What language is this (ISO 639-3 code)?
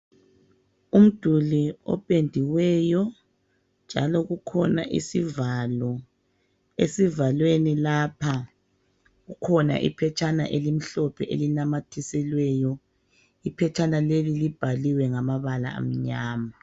nde